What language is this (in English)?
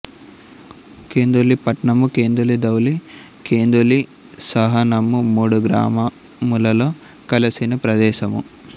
Telugu